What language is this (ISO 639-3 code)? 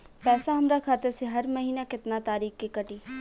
bho